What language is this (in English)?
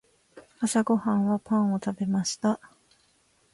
Japanese